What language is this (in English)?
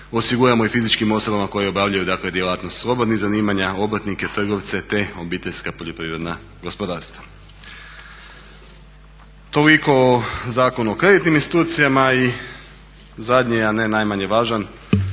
Croatian